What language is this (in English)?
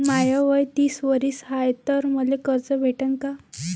Marathi